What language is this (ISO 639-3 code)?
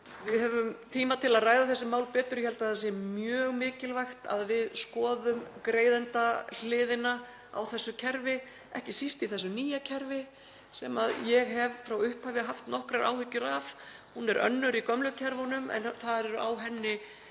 isl